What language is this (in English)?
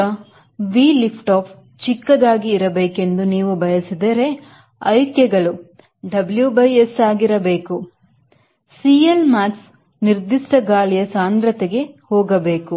Kannada